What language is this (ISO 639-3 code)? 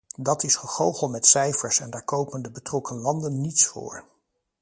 nld